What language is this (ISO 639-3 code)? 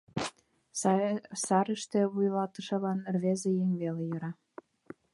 chm